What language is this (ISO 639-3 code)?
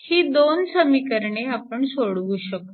mar